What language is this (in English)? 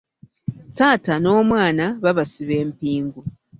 Ganda